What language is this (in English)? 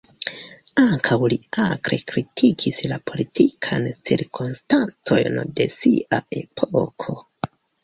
Esperanto